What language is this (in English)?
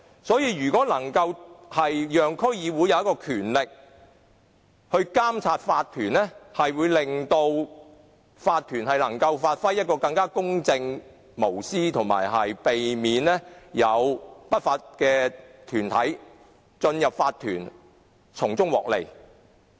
Cantonese